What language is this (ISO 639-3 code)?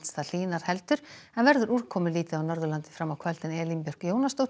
isl